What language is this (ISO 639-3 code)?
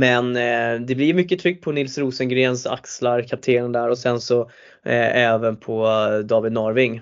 swe